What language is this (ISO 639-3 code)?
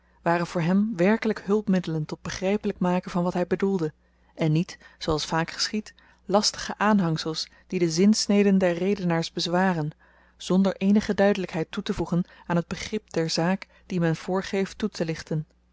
nld